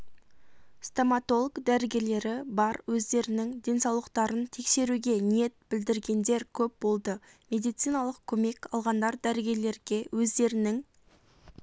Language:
Kazakh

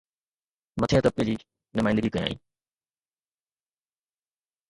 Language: Sindhi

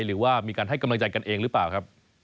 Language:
Thai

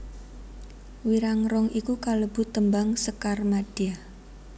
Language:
Javanese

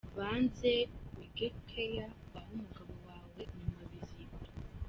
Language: Kinyarwanda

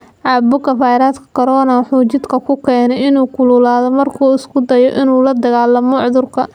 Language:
Somali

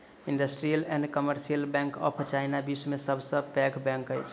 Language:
Maithili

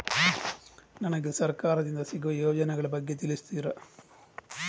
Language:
Kannada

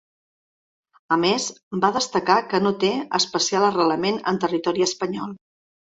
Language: Catalan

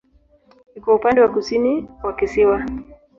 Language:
Swahili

